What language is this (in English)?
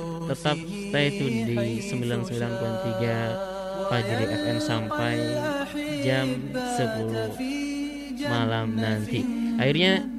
Indonesian